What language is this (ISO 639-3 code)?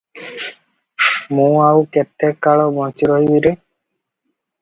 ori